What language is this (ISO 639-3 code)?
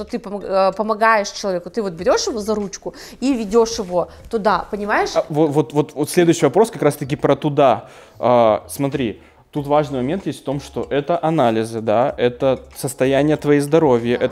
rus